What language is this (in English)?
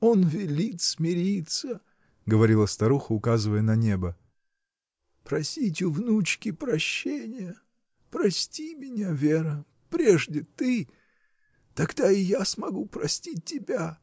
Russian